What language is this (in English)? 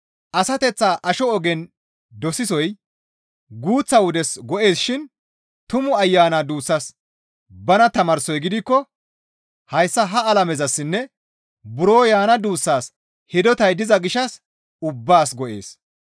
Gamo